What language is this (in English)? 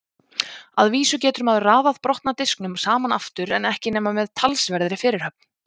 Icelandic